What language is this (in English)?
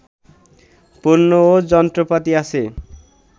Bangla